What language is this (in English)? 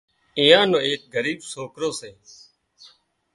Wadiyara Koli